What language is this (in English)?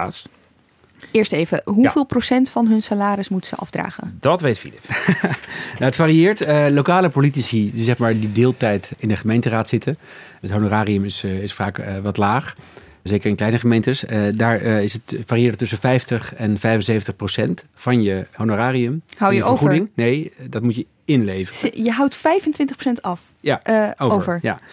Dutch